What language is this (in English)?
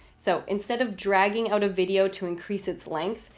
English